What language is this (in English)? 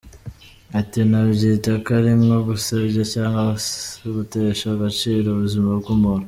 Kinyarwanda